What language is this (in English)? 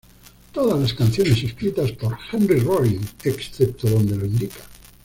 Spanish